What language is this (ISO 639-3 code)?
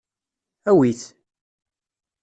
kab